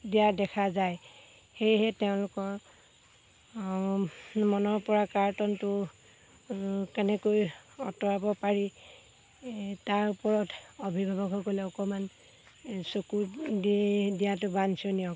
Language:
Assamese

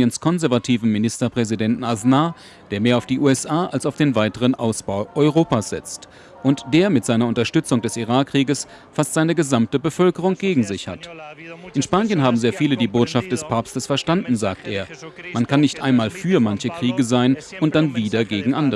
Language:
German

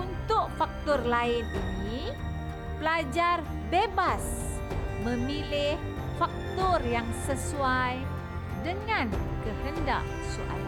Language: Malay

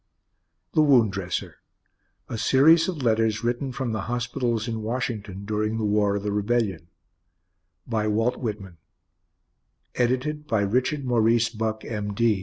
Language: English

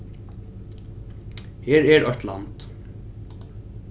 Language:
Faroese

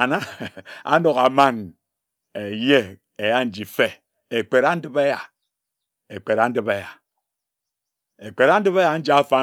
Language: Ejagham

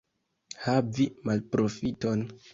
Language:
Esperanto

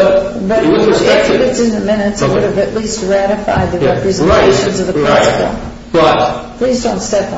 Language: English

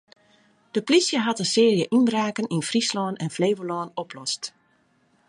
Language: Western Frisian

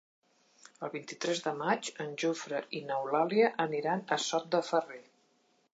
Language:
Catalan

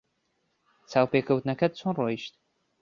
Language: Central Kurdish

